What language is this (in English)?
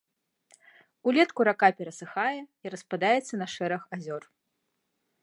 Belarusian